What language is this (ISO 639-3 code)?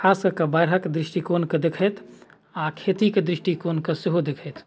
mai